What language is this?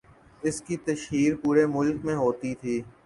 Urdu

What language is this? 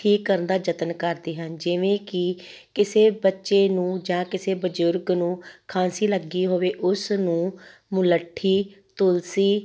Punjabi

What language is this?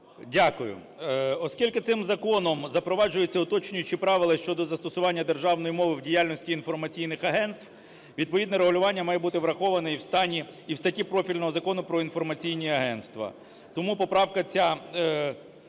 Ukrainian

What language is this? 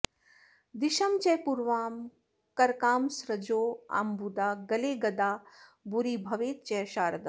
Sanskrit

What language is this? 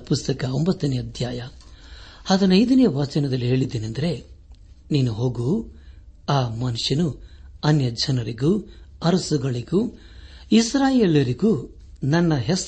Kannada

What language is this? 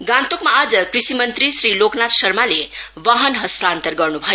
Nepali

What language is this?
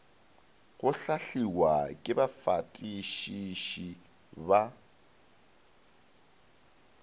Northern Sotho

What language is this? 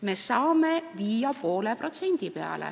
Estonian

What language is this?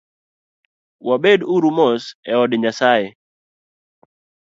Luo (Kenya and Tanzania)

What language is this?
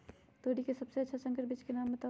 Magahi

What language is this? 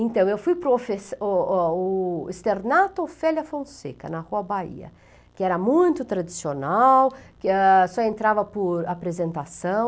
Portuguese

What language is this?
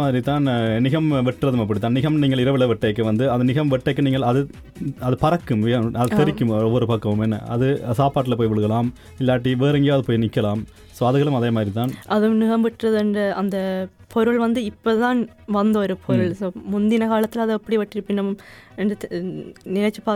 Tamil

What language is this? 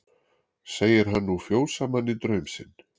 Icelandic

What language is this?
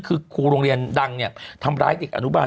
Thai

